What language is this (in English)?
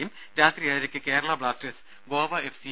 Malayalam